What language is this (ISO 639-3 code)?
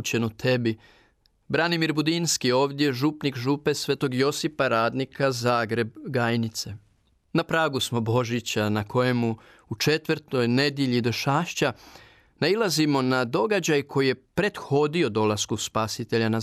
hrv